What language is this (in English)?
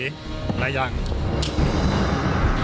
Thai